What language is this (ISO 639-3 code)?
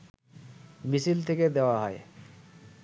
ben